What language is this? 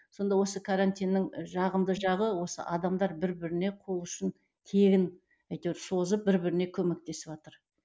Kazakh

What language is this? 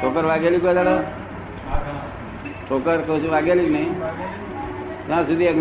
Gujarati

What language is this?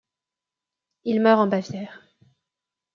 French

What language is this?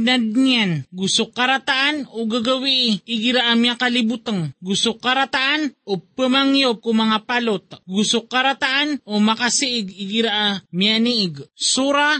Filipino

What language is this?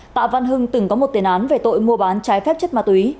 Vietnamese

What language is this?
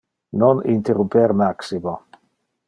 Interlingua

